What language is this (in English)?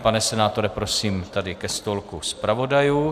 Czech